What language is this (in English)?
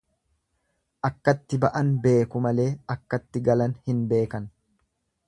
Oromo